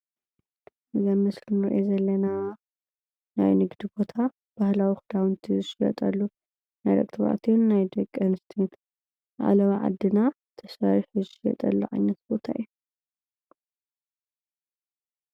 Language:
Tigrinya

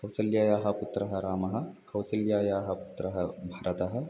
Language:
Sanskrit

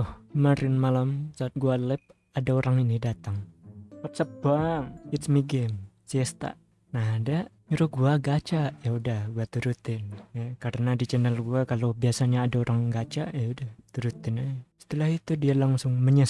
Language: Indonesian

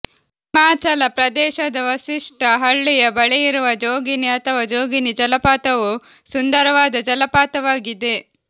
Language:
Kannada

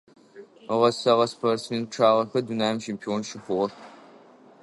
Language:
Adyghe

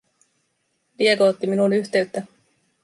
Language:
Finnish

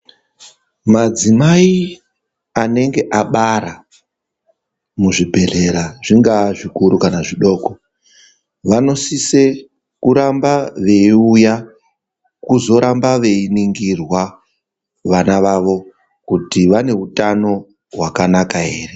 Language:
Ndau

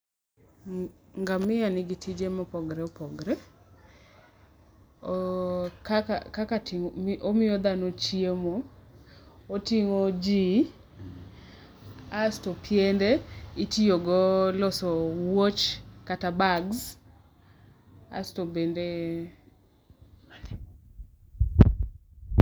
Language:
Luo (Kenya and Tanzania)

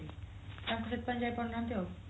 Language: Odia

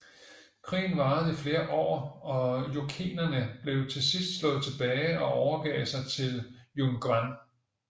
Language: Danish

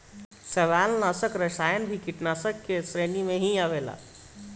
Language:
Bhojpuri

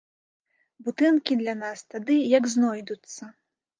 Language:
Belarusian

